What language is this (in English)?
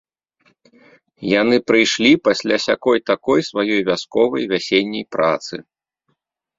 Belarusian